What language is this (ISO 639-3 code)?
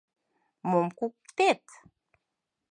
chm